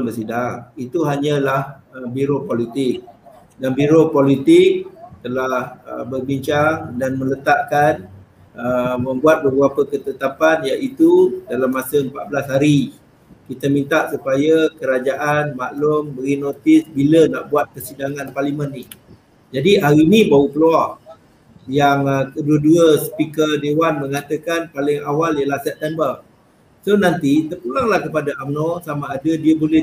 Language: Malay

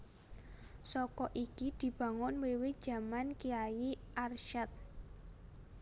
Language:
Javanese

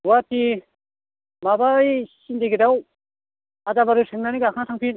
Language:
Bodo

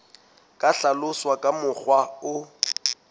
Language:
Southern Sotho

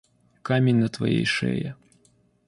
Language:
Russian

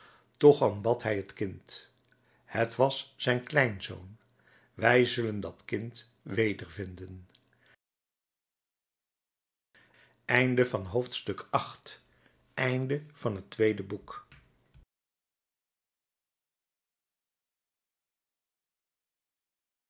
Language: Dutch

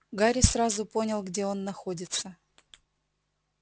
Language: Russian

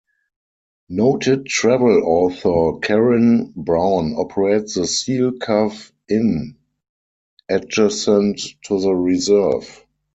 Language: English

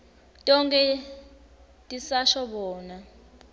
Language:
Swati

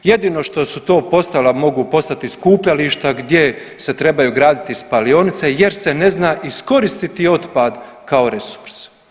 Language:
Croatian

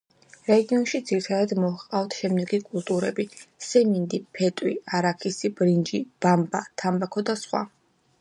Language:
Georgian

